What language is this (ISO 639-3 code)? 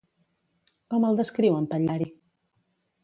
cat